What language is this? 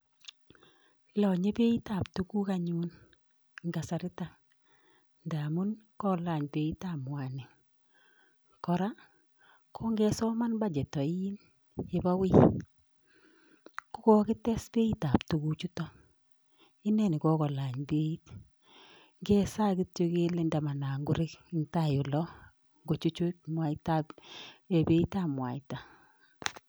Kalenjin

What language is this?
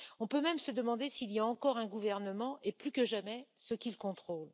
French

